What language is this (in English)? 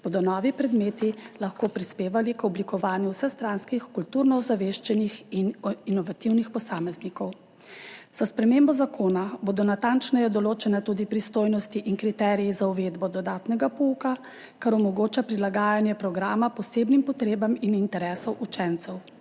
Slovenian